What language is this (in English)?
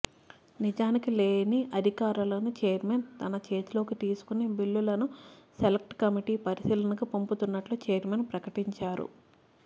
Telugu